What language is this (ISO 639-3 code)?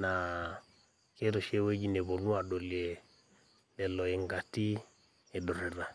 mas